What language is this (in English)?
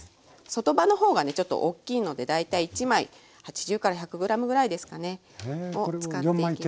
Japanese